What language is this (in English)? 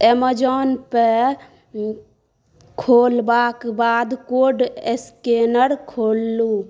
Maithili